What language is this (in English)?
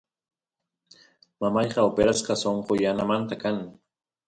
Santiago del Estero Quichua